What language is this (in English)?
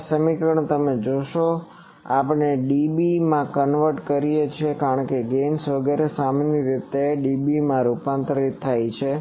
Gujarati